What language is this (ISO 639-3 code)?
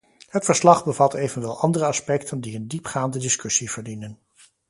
nld